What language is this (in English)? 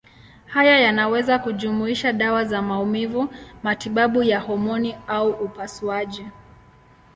Swahili